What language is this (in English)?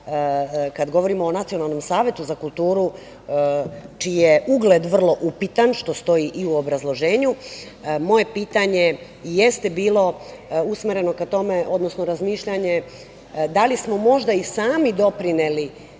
Serbian